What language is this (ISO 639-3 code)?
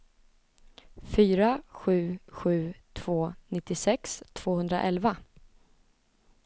swe